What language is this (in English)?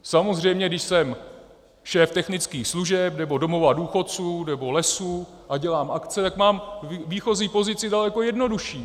Czech